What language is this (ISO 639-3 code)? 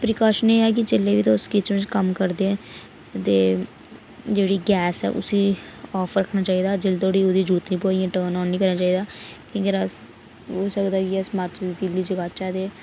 doi